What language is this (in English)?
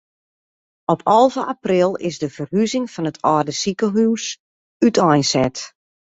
Western Frisian